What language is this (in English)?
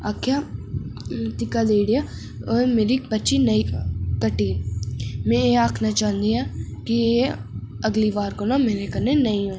Dogri